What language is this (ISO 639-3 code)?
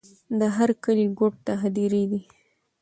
pus